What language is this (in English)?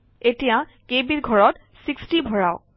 Assamese